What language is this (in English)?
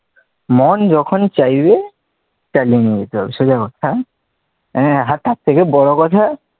Bangla